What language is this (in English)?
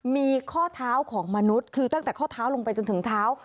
Thai